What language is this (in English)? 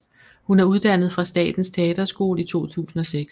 Danish